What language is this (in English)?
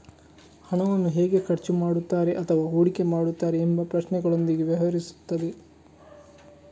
Kannada